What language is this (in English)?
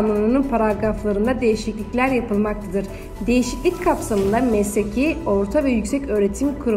Turkish